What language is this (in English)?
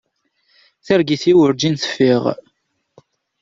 Kabyle